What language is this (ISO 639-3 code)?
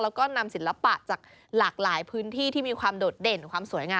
tha